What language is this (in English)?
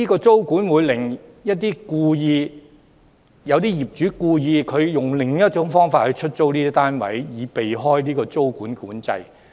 Cantonese